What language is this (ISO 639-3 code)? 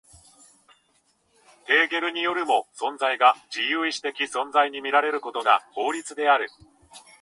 jpn